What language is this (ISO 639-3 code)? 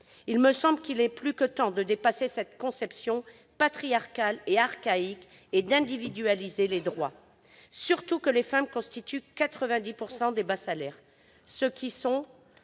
fra